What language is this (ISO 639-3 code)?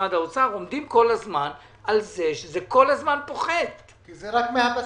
heb